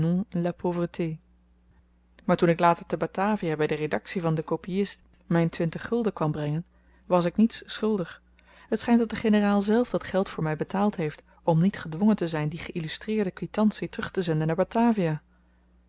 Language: Dutch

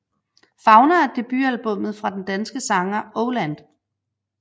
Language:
Danish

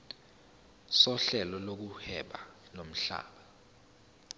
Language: Zulu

